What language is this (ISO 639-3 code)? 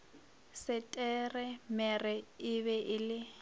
nso